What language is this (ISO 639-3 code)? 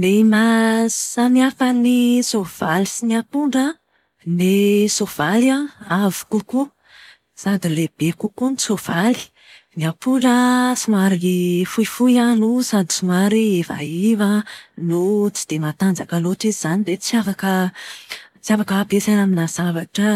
mlg